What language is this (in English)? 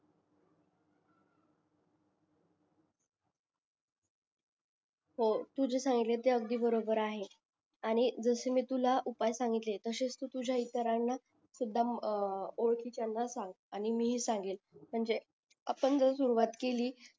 Marathi